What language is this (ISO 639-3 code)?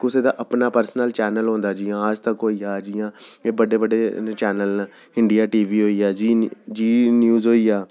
doi